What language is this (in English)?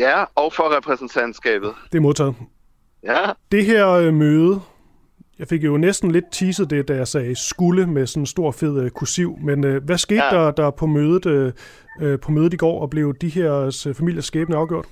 Danish